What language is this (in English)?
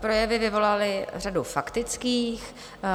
Czech